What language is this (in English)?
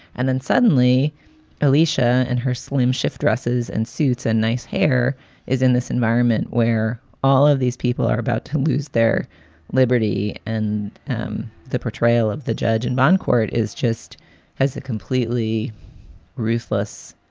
English